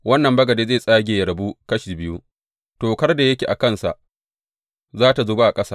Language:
Hausa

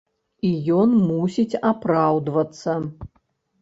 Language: Belarusian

